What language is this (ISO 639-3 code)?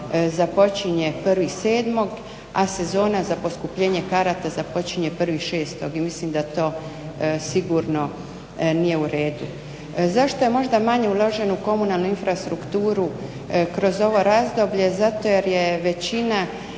hrv